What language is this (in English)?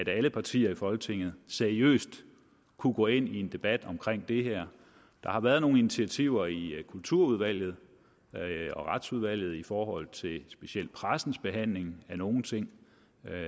Danish